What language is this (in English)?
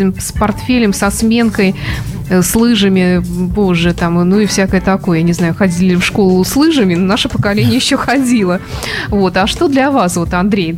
Russian